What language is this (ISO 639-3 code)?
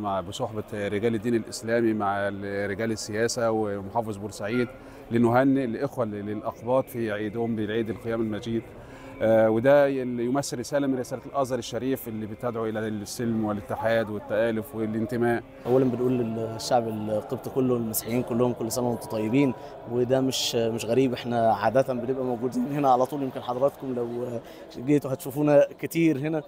ara